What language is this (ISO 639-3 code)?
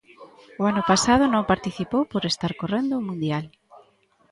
glg